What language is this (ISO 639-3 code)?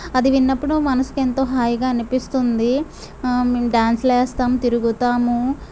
tel